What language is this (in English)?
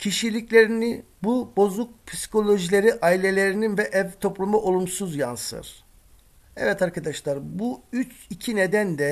Turkish